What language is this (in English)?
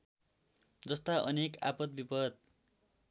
Nepali